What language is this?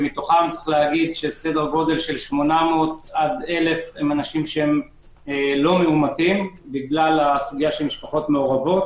Hebrew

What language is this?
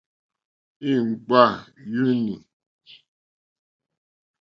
Mokpwe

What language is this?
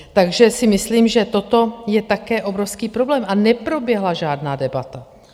Czech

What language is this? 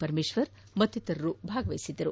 Kannada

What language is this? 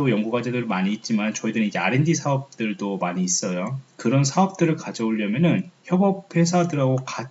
Korean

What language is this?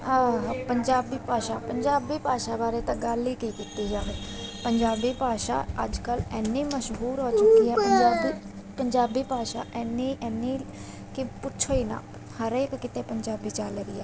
Punjabi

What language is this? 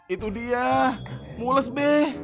Indonesian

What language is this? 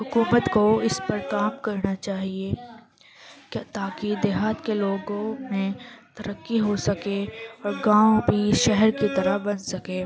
Urdu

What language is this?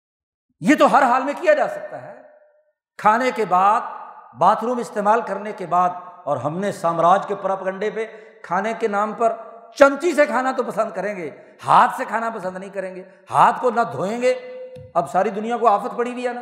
Urdu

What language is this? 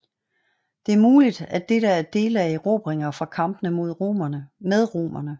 Danish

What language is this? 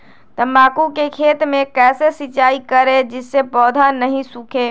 Magahi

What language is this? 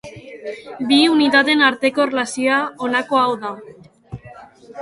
Basque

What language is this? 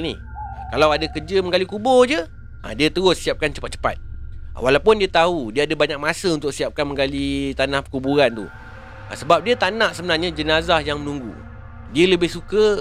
Malay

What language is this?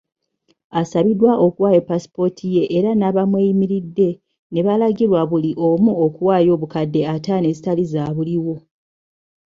Ganda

